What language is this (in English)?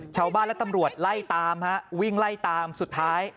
Thai